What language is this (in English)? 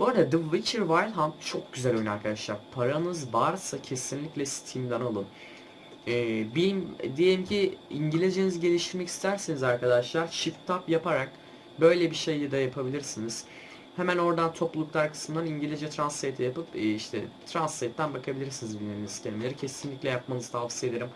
Turkish